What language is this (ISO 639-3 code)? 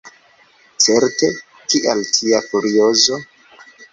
epo